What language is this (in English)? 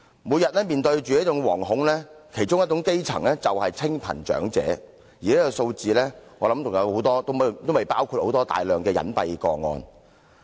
Cantonese